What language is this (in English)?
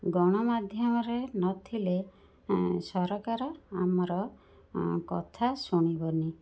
Odia